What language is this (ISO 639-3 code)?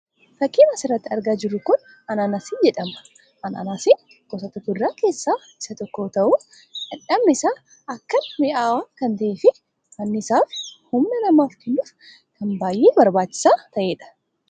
orm